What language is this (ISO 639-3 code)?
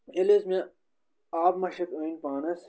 kas